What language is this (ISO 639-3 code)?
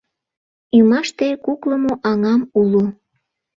chm